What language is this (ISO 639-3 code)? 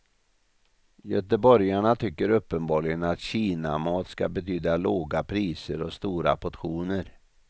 swe